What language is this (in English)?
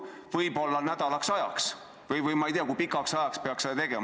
Estonian